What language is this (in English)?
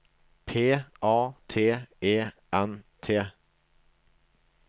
Norwegian